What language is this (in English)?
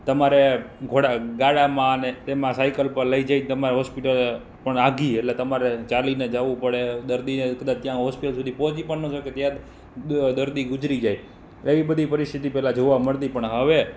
Gujarati